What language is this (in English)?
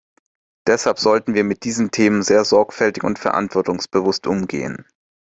German